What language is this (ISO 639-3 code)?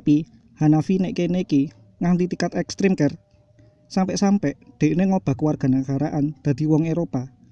ind